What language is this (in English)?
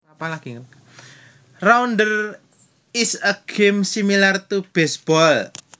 Javanese